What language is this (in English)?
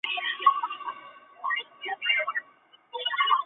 Chinese